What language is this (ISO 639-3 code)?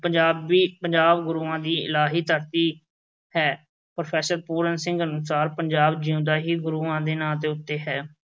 pan